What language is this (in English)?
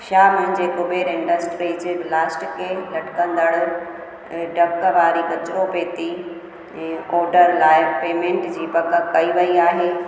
Sindhi